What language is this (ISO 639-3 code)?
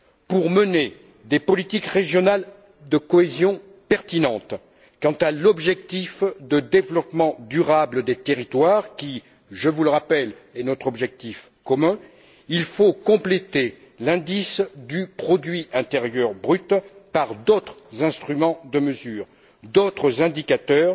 fra